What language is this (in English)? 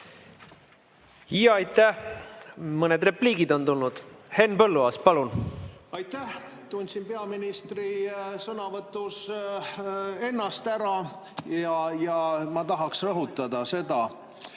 Estonian